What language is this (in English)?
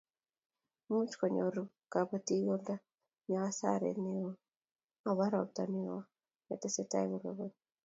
Kalenjin